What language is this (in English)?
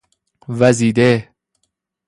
Persian